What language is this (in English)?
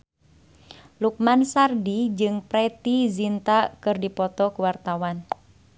Sundanese